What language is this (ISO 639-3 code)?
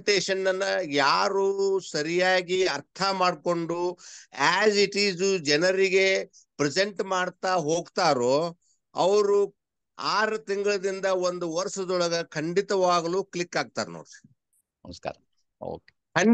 kan